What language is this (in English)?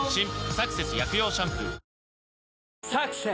Japanese